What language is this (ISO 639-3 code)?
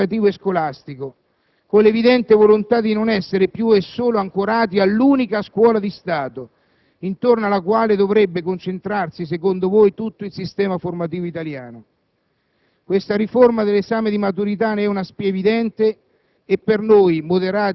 ita